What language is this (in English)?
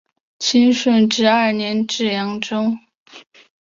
Chinese